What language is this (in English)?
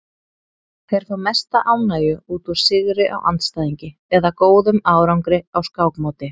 Icelandic